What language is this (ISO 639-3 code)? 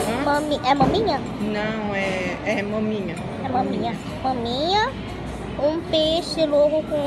por